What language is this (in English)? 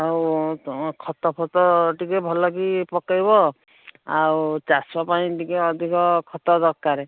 Odia